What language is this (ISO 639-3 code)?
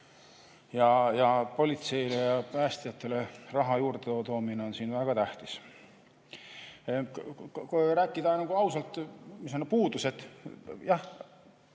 est